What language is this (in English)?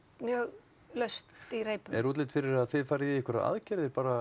Icelandic